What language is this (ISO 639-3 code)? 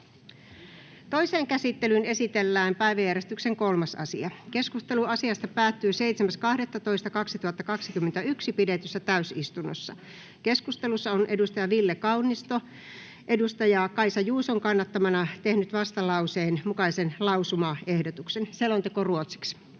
fin